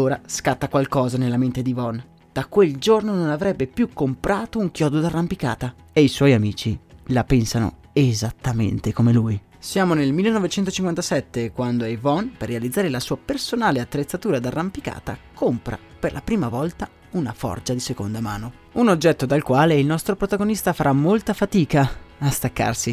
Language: Italian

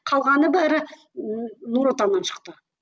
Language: Kazakh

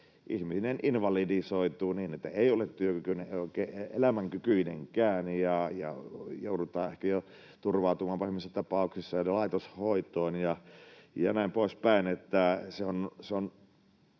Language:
Finnish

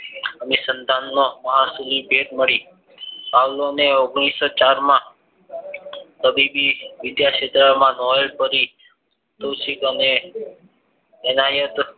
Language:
Gujarati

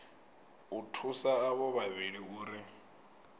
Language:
Venda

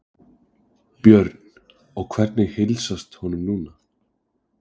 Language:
Icelandic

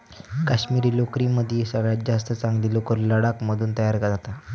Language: Marathi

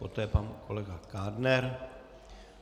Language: Czech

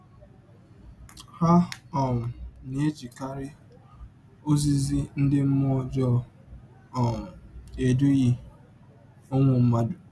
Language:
Igbo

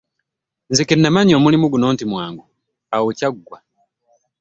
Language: Ganda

